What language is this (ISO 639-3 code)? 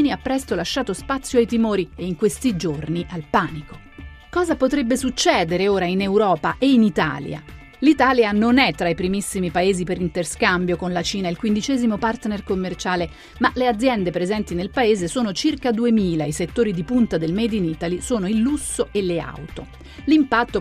ita